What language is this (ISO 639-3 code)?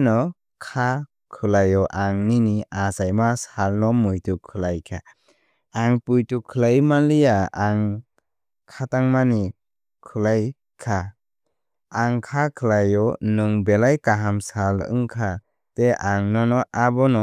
trp